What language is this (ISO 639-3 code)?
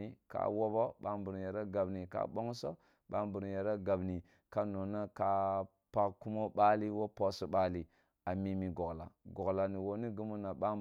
bbu